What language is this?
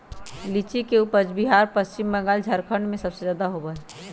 Magahi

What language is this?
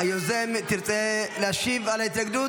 Hebrew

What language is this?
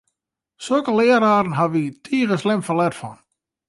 Western Frisian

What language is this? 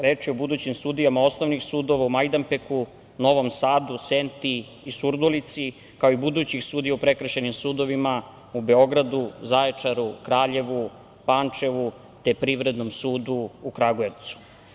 Serbian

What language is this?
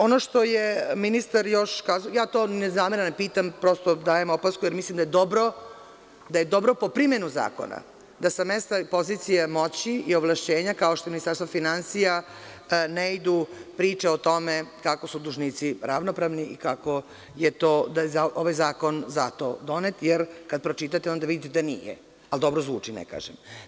Serbian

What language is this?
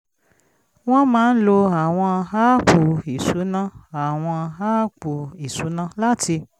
Yoruba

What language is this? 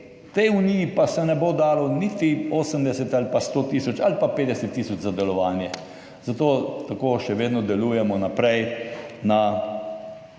Slovenian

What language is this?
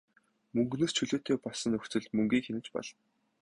Mongolian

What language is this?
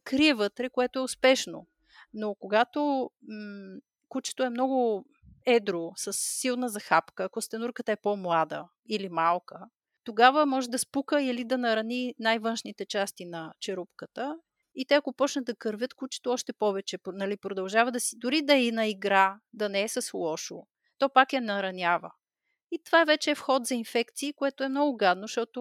Bulgarian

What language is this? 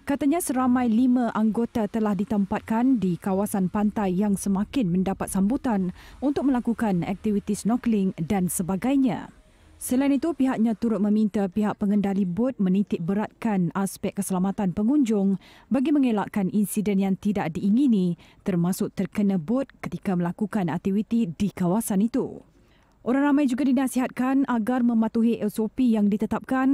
Malay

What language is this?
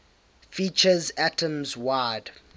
English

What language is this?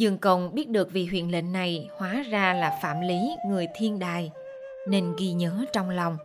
Vietnamese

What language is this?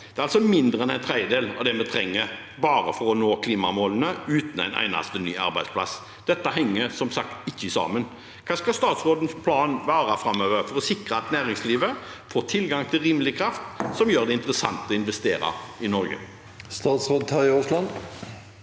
Norwegian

